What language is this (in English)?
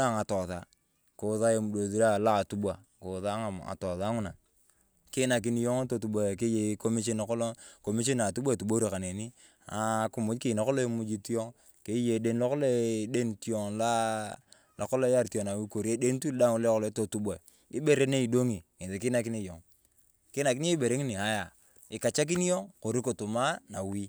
Turkana